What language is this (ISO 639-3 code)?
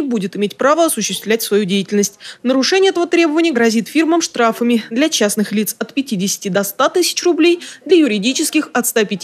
rus